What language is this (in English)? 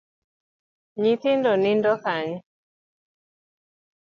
Luo (Kenya and Tanzania)